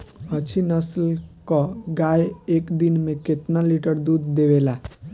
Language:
Bhojpuri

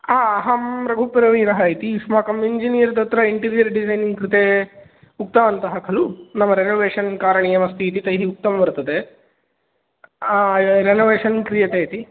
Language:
Sanskrit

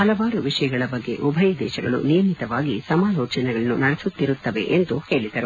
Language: Kannada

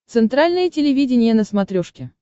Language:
Russian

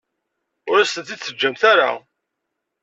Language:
Kabyle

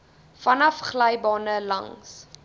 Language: Afrikaans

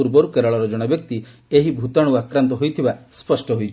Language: Odia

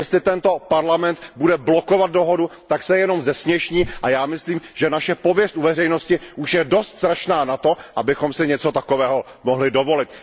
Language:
Czech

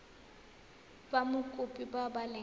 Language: Tswana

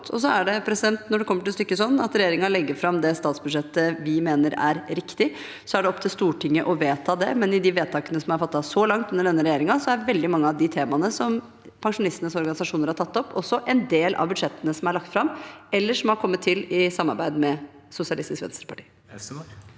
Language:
Norwegian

